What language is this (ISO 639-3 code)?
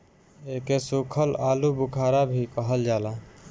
bho